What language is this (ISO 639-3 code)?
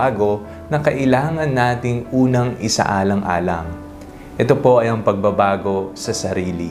fil